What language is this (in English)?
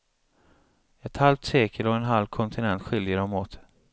Swedish